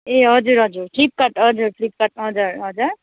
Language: Nepali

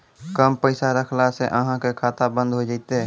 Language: Maithili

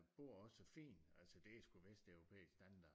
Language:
Danish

